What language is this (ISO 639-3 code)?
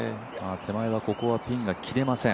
jpn